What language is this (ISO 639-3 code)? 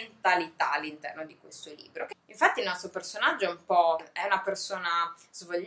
ita